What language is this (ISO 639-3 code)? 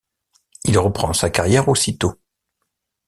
fra